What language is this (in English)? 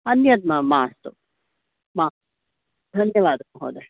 Sanskrit